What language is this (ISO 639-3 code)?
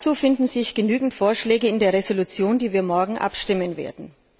deu